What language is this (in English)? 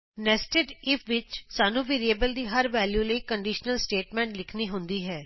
Punjabi